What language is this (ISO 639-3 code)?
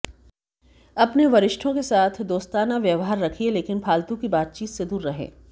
hin